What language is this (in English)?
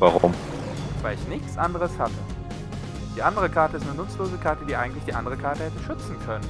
German